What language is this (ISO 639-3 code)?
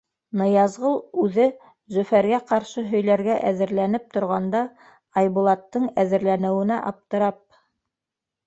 bak